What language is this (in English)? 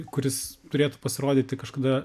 Lithuanian